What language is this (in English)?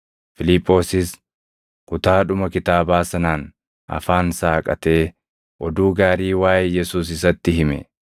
Oromo